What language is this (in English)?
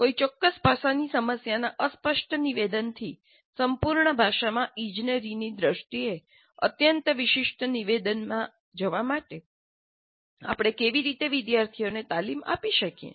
Gujarati